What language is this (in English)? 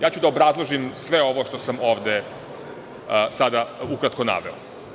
Serbian